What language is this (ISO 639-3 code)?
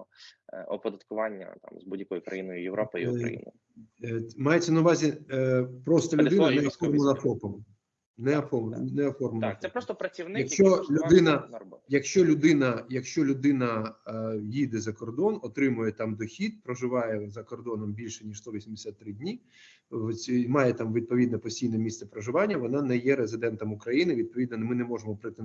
ukr